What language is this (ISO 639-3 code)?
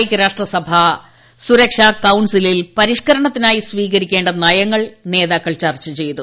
mal